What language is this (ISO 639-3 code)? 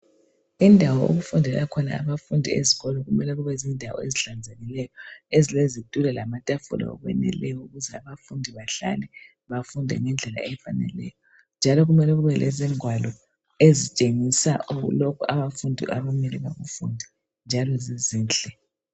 nde